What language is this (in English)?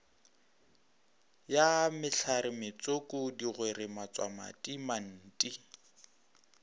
Northern Sotho